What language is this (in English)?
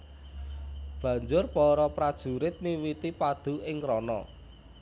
Javanese